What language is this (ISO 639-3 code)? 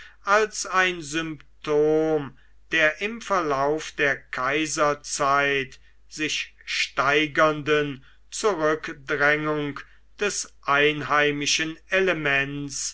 deu